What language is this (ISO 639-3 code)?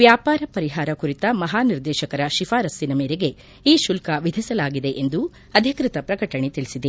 kan